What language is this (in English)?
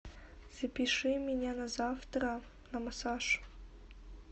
Russian